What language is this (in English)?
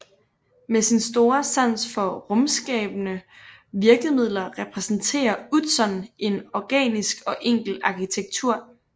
Danish